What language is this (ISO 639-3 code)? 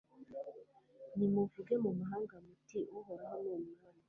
kin